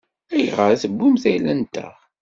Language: Kabyle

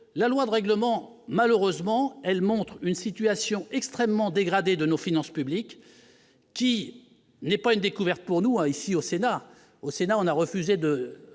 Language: French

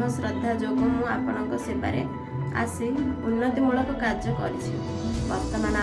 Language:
Indonesian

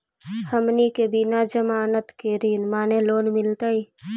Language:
Magahi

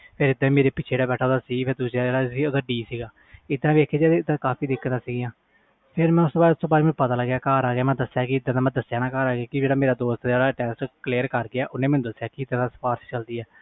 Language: Punjabi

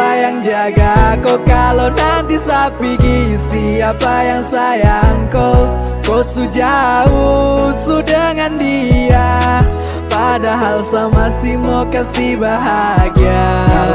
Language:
Indonesian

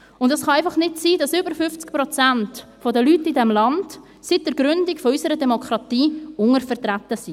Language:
Swiss German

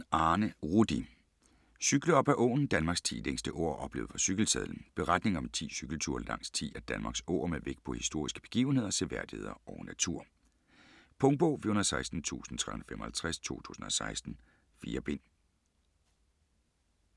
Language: Danish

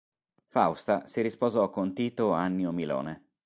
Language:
Italian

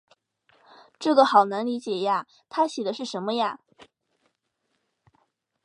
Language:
Chinese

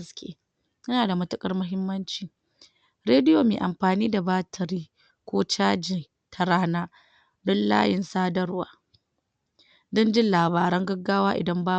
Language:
Hausa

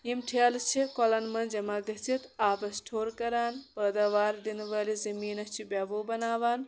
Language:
Kashmiri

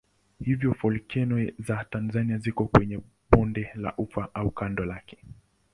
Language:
Swahili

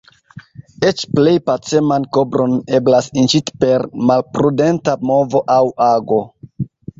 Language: Esperanto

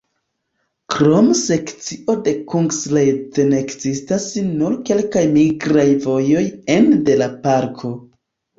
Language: Esperanto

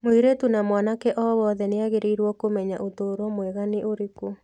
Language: Kikuyu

